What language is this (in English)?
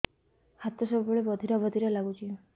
Odia